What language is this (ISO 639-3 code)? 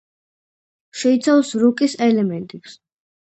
kat